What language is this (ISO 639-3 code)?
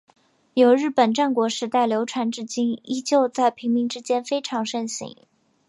zho